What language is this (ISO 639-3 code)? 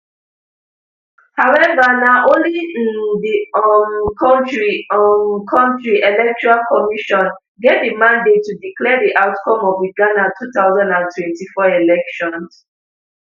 pcm